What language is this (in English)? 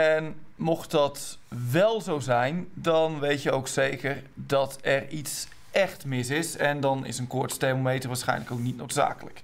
Dutch